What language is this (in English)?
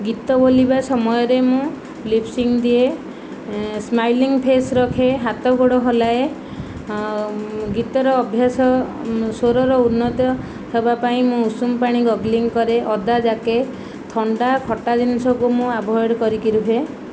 Odia